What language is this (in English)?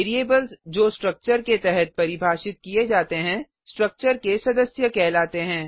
Hindi